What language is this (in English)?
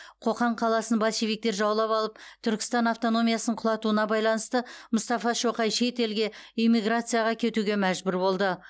Kazakh